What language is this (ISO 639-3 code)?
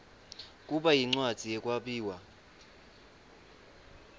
ssw